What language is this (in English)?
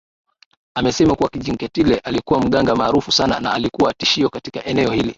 Swahili